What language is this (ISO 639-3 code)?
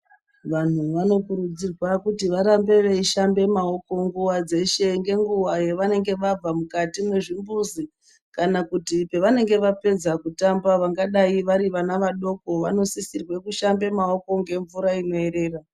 ndc